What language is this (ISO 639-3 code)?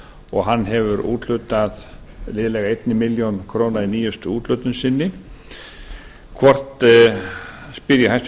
isl